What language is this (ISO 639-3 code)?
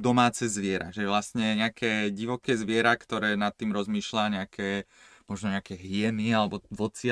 slk